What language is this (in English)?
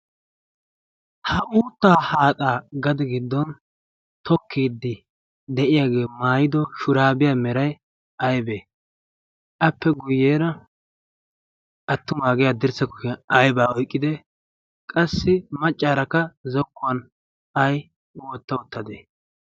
Wolaytta